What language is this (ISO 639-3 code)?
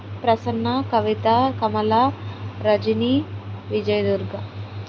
tel